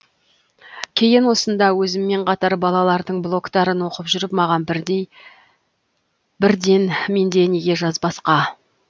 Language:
Kazakh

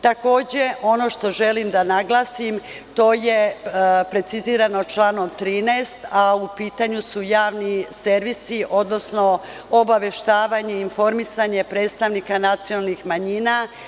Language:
Serbian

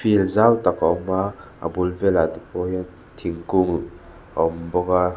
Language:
Mizo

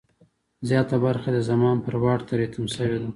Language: Pashto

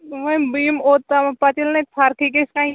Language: Kashmiri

